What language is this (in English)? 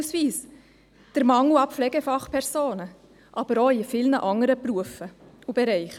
Swiss German